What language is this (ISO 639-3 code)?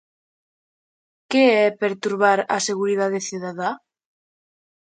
glg